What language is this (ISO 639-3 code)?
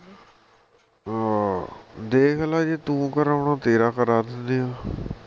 pan